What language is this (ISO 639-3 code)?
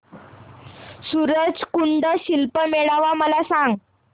mar